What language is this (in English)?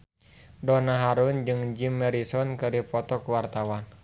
Sundanese